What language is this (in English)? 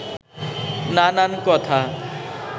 Bangla